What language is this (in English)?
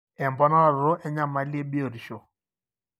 Masai